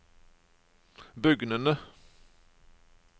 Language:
Norwegian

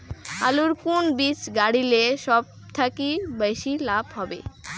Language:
Bangla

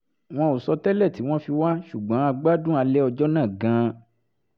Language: Yoruba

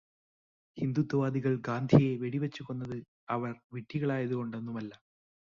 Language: Malayalam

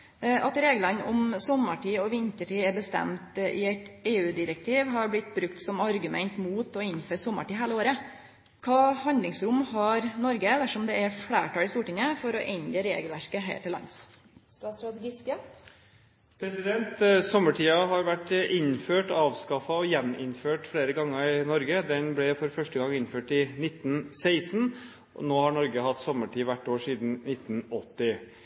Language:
Norwegian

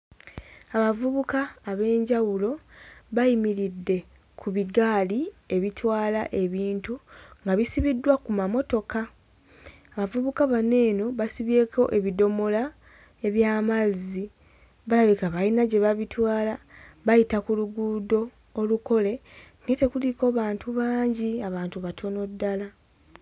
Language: Ganda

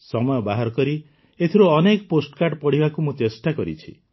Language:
Odia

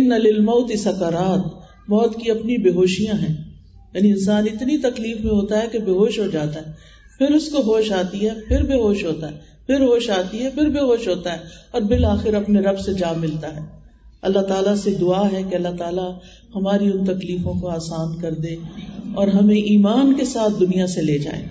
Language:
Urdu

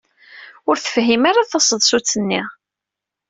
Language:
Kabyle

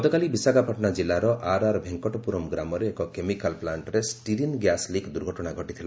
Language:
Odia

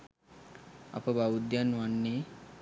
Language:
Sinhala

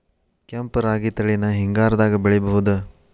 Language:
Kannada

